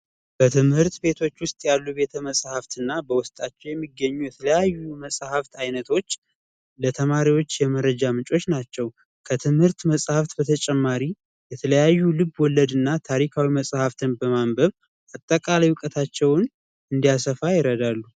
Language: Amharic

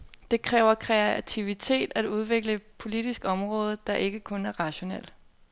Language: Danish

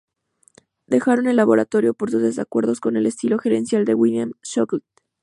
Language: Spanish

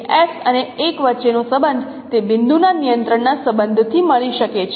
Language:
Gujarati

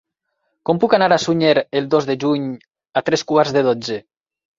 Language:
Catalan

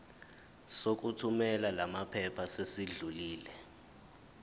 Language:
Zulu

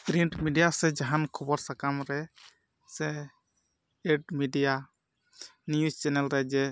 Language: Santali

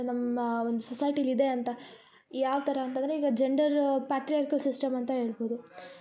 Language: Kannada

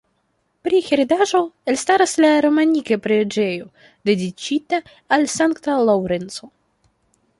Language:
Esperanto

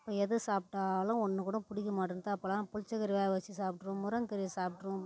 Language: Tamil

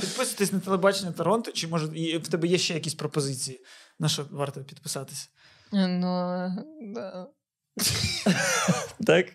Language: Ukrainian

